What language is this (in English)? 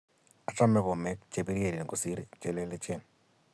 Kalenjin